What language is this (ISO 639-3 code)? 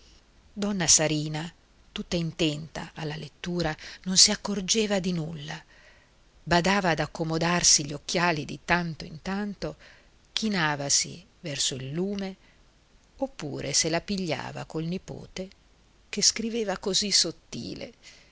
ita